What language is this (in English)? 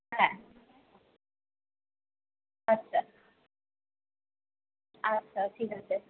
Bangla